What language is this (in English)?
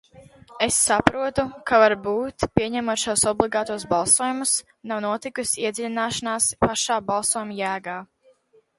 Latvian